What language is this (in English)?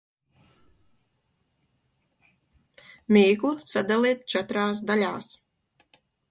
Latvian